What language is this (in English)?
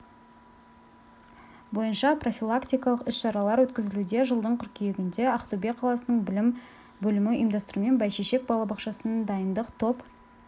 Kazakh